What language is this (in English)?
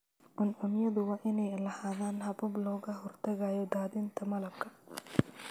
Somali